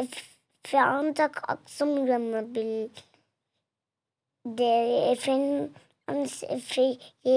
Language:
Turkish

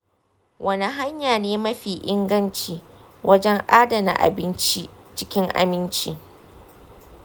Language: Hausa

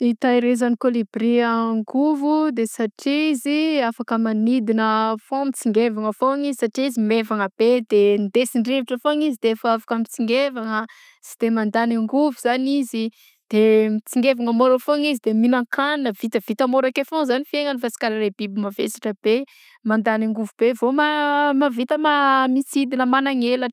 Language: Southern Betsimisaraka Malagasy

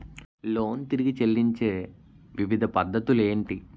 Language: Telugu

